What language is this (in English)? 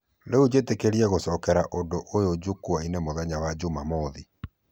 Kikuyu